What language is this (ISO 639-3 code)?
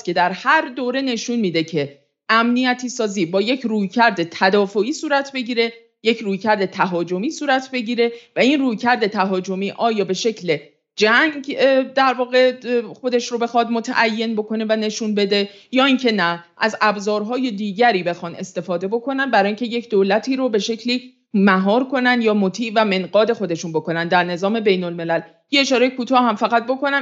fas